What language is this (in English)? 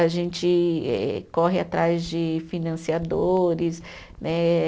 Portuguese